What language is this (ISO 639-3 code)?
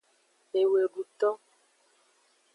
ajg